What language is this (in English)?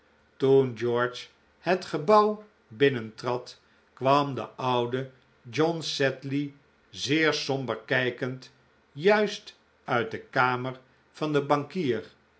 Dutch